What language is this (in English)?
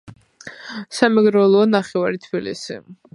Georgian